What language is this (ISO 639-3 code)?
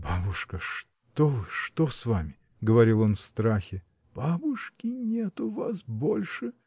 rus